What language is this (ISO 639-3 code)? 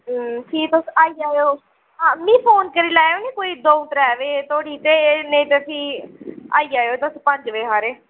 doi